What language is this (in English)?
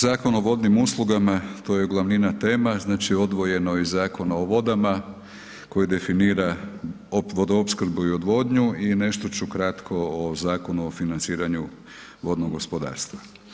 Croatian